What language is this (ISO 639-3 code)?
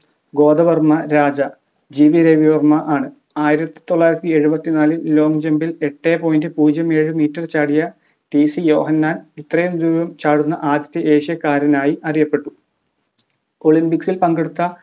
mal